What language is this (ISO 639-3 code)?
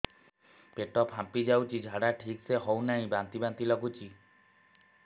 ori